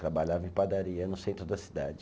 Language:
Portuguese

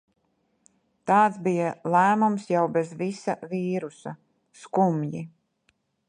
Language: Latvian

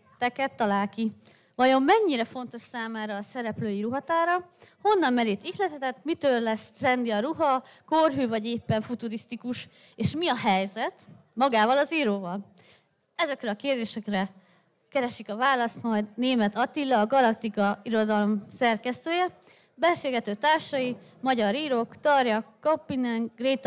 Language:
Hungarian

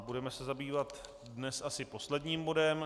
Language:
Czech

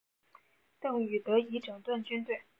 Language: Chinese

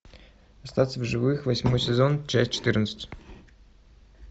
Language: Russian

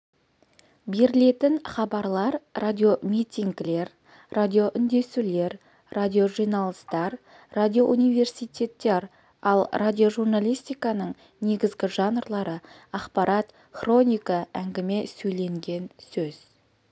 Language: Kazakh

